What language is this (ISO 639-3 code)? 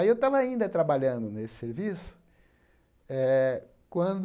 por